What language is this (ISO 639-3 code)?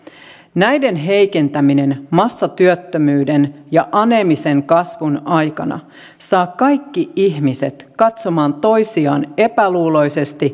fin